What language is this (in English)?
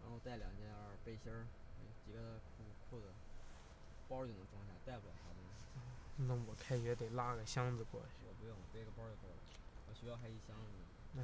Chinese